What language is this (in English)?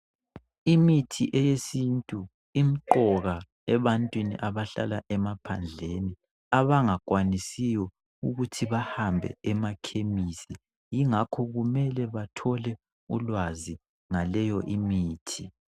North Ndebele